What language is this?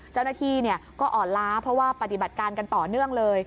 Thai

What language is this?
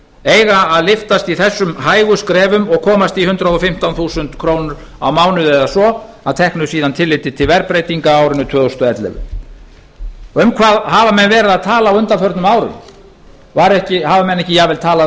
Icelandic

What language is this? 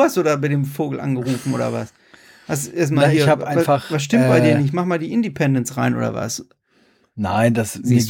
German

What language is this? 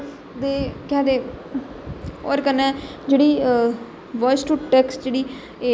Dogri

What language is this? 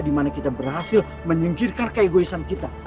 Indonesian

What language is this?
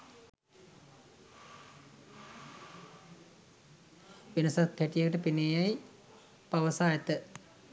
Sinhala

